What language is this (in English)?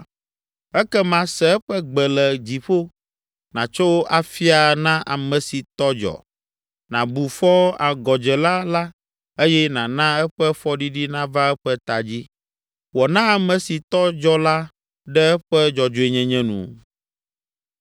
Ewe